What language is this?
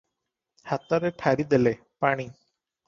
Odia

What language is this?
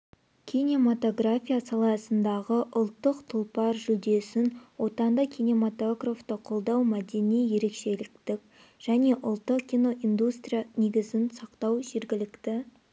Kazakh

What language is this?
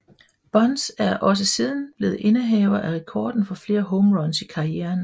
Danish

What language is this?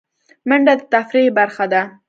Pashto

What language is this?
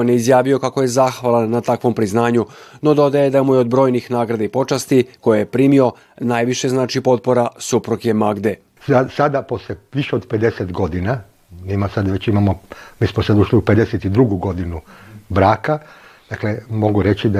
Croatian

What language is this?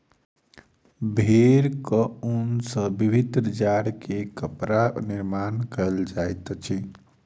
Maithili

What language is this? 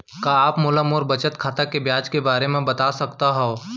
Chhattisgarhi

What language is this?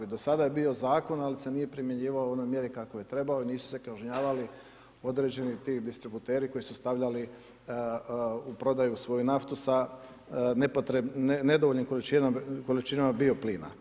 Croatian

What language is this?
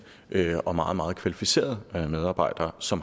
Danish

